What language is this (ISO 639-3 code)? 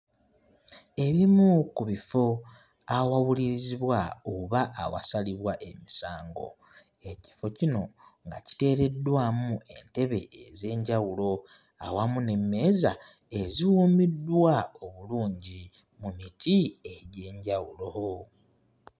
lug